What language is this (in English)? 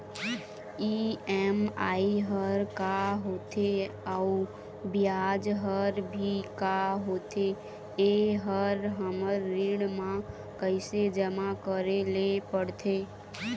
Chhattisgarhi